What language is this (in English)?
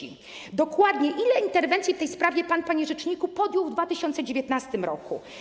Polish